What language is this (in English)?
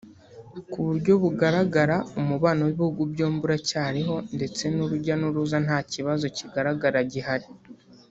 Kinyarwanda